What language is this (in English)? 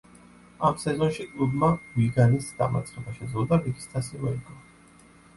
Georgian